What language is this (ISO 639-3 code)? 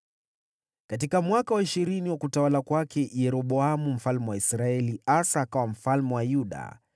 swa